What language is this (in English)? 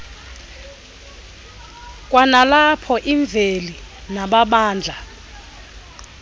Xhosa